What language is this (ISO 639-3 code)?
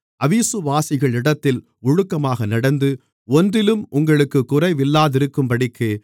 tam